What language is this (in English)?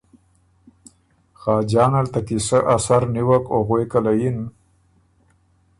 Ormuri